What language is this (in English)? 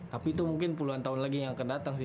Indonesian